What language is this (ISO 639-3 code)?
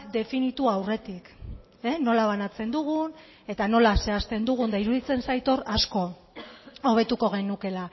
eus